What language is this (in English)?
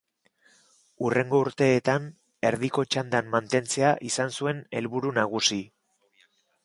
Basque